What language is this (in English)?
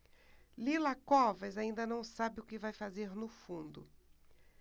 Portuguese